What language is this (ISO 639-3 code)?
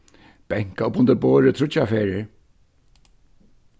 fao